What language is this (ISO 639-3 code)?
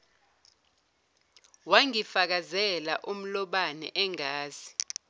zul